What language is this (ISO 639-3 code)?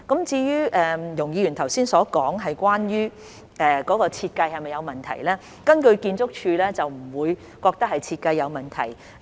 yue